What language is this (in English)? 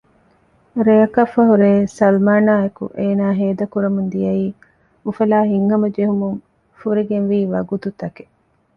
Divehi